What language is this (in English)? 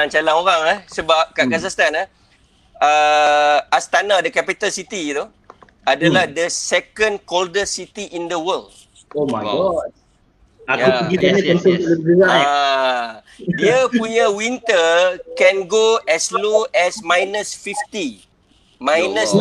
Malay